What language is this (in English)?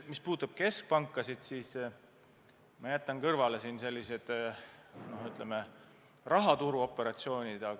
Estonian